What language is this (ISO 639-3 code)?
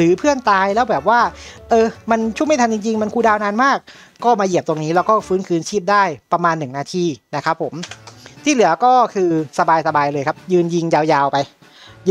tha